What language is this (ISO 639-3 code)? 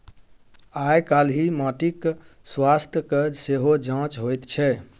mai